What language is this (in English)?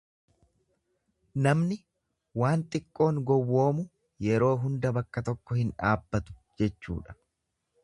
Oromo